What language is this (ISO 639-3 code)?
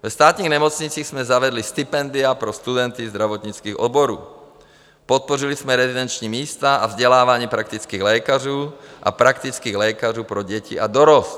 ces